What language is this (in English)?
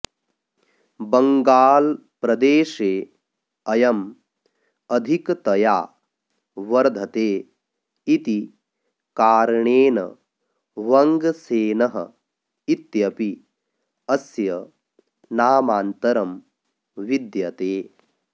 Sanskrit